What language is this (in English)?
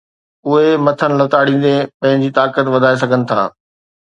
Sindhi